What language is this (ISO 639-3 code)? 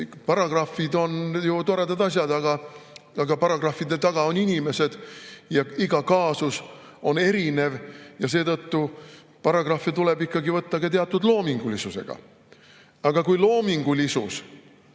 est